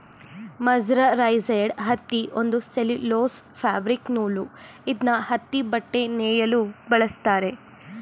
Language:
Kannada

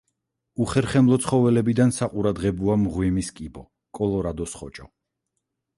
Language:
Georgian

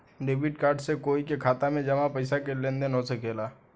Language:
Bhojpuri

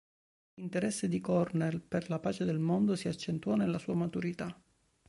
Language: Italian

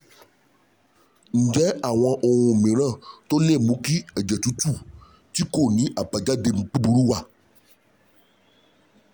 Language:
Yoruba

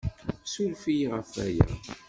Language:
Kabyle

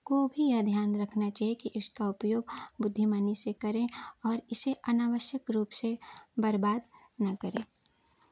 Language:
Hindi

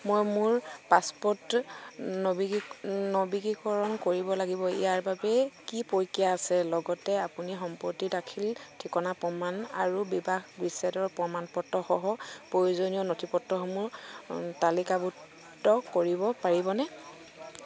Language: Assamese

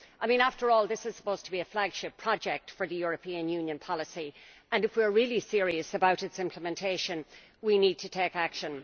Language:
English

